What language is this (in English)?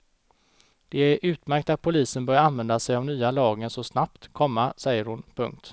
Swedish